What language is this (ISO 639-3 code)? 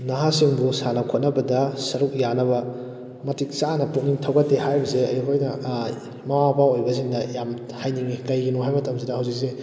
mni